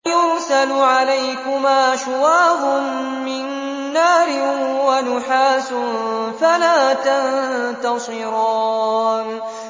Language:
Arabic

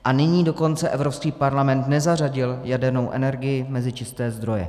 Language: Czech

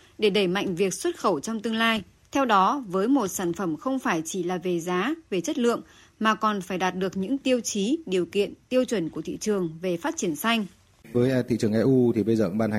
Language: Vietnamese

